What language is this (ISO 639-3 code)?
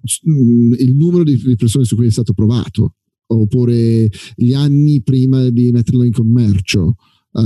ita